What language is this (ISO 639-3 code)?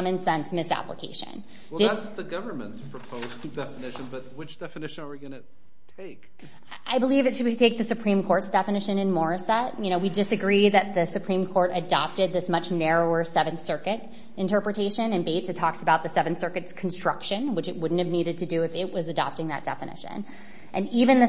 eng